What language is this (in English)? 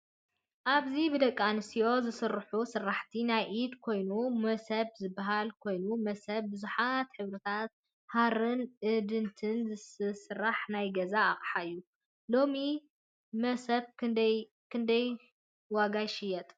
Tigrinya